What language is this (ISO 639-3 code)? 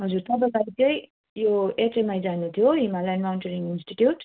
nep